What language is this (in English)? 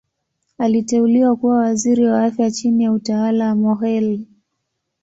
Swahili